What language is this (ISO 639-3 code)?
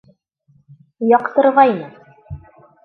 bak